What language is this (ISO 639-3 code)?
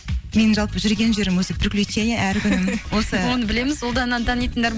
kaz